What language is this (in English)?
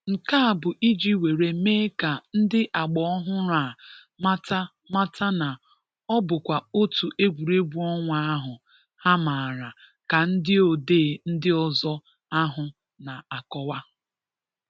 Igbo